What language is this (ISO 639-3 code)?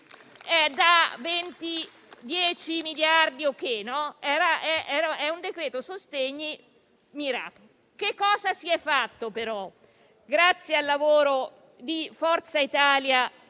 ita